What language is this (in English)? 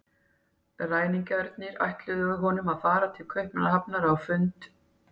Icelandic